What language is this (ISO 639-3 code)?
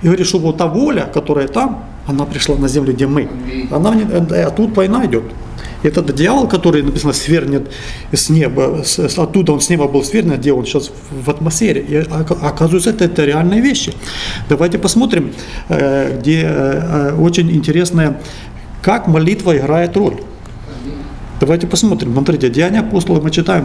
rus